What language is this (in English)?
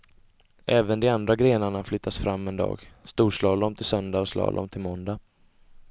Swedish